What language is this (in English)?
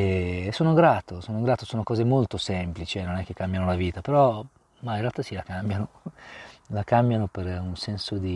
Italian